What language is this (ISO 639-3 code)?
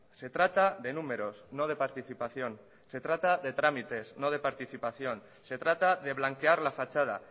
spa